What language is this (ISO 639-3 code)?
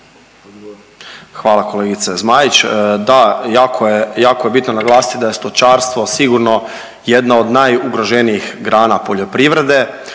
hrv